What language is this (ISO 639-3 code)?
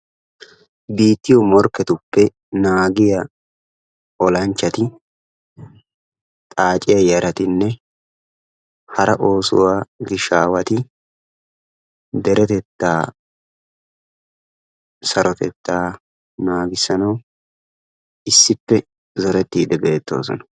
wal